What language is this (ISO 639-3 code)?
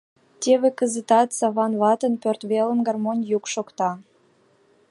chm